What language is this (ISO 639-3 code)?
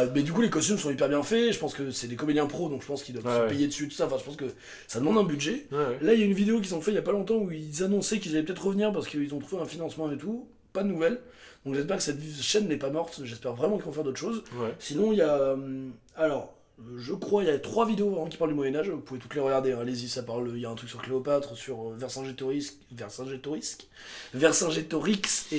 fra